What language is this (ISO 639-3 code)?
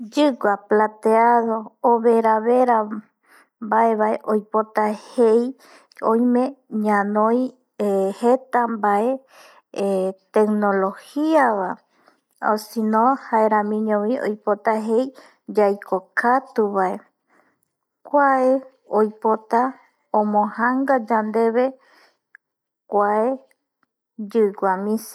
gui